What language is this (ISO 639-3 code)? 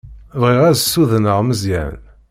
kab